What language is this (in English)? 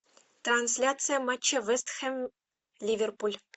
Russian